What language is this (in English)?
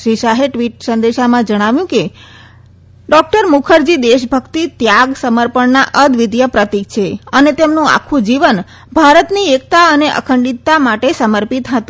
Gujarati